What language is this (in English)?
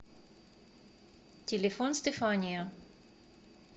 Russian